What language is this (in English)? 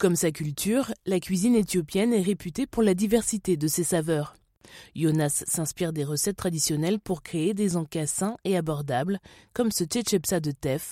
French